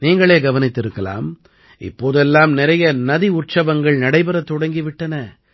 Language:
Tamil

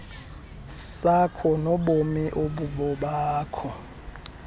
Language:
Xhosa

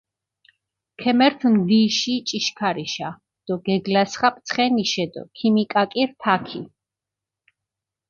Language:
Mingrelian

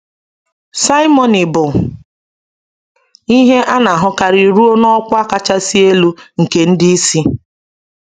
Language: Igbo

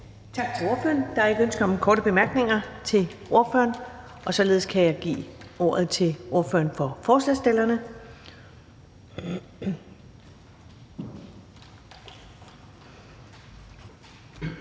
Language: Danish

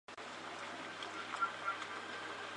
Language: Chinese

